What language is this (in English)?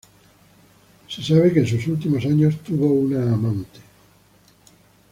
Spanish